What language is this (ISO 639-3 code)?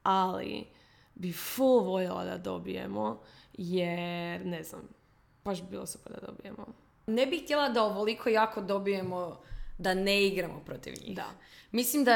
hrv